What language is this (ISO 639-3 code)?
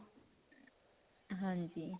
pan